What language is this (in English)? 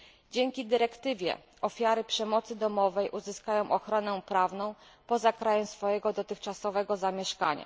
Polish